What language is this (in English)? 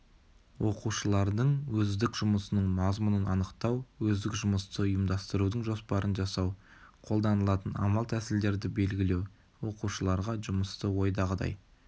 Kazakh